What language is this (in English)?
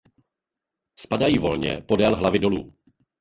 Czech